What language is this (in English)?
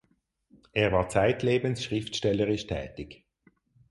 German